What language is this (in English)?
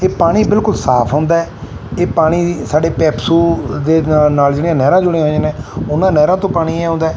Punjabi